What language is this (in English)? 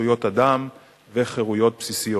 Hebrew